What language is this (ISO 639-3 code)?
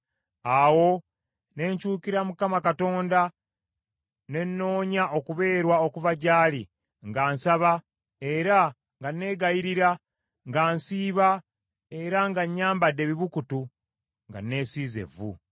lug